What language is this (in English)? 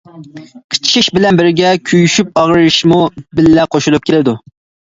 Uyghur